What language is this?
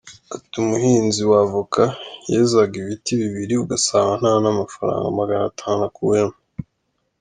Kinyarwanda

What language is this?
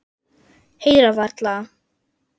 Icelandic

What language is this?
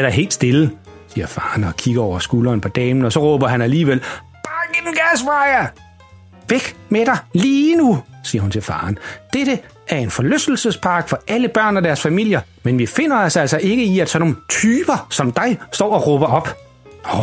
Danish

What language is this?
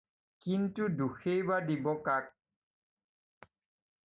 Assamese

